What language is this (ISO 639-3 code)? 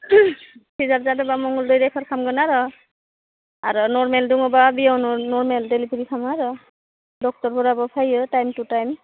brx